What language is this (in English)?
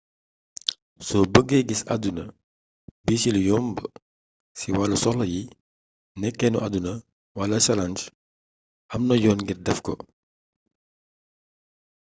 Wolof